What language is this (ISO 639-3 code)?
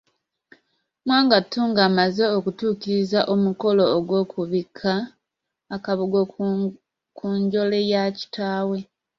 lug